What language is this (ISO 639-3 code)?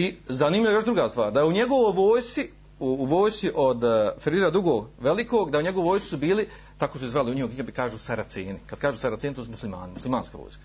hrv